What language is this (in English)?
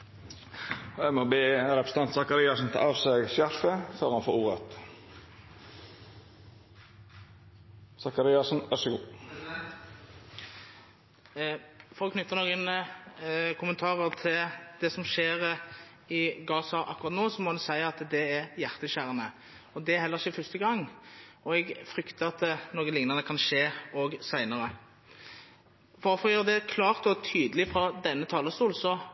Norwegian